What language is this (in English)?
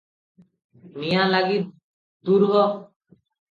Odia